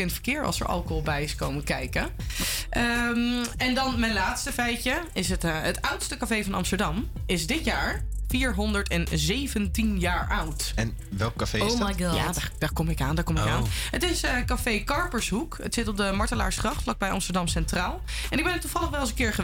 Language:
Dutch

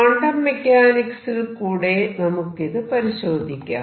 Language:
Malayalam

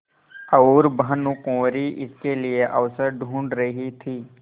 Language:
Hindi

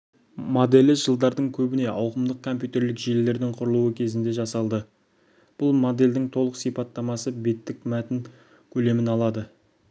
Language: Kazakh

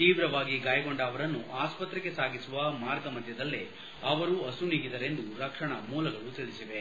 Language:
Kannada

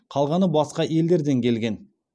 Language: Kazakh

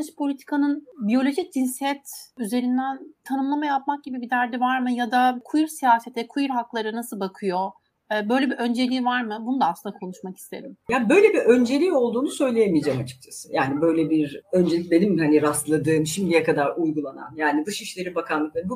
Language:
Turkish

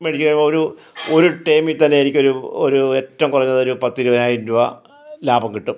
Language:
Malayalam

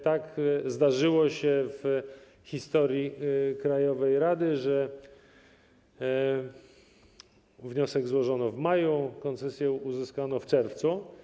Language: Polish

